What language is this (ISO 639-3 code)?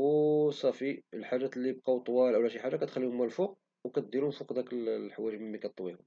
ary